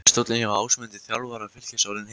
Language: Icelandic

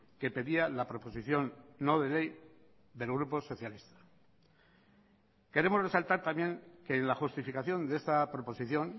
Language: Spanish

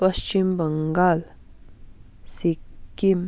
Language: Nepali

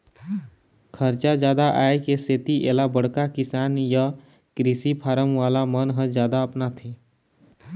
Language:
Chhattisgarhi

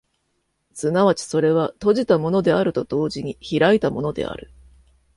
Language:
Japanese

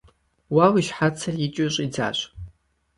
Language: Kabardian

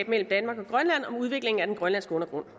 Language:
Danish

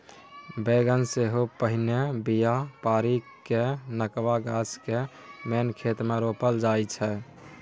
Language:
Maithili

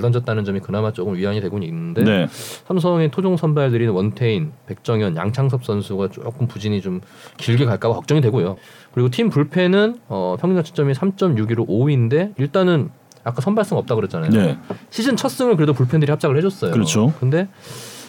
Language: Korean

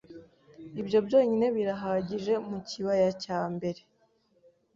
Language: Kinyarwanda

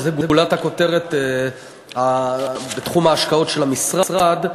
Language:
Hebrew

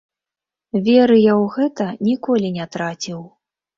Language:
Belarusian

